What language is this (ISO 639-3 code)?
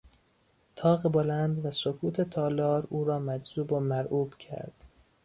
fas